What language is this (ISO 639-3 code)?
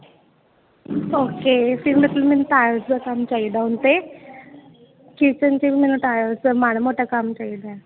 pan